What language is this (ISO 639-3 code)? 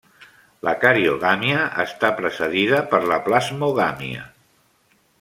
cat